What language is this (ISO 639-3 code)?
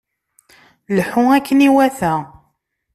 kab